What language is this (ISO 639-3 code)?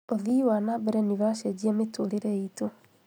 kik